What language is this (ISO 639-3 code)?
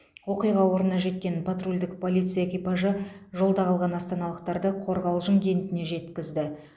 kaz